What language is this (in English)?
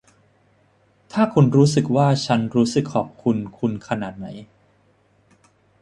Thai